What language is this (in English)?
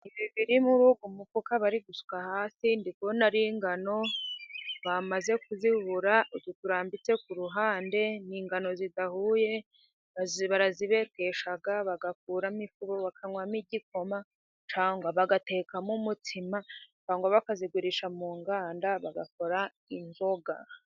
Kinyarwanda